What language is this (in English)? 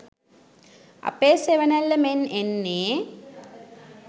Sinhala